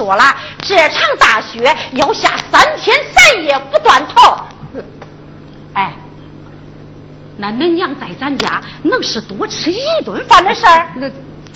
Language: Chinese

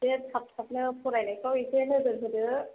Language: Bodo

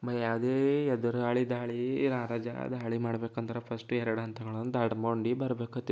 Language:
Kannada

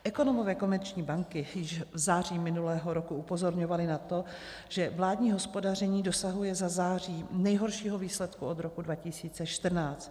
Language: Czech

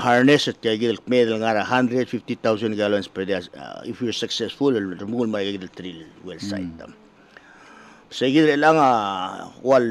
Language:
Filipino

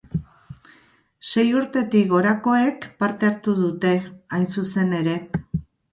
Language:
Basque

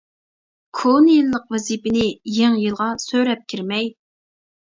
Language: Uyghur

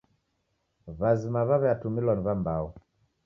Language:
Taita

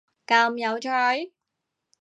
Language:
Cantonese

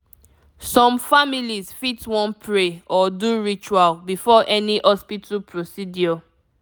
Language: Nigerian Pidgin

